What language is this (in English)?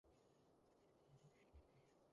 Cantonese